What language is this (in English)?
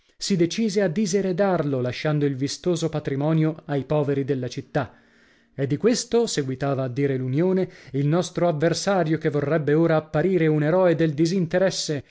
Italian